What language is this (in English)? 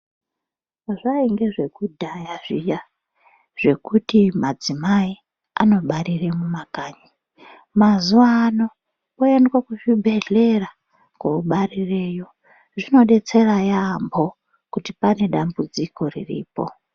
Ndau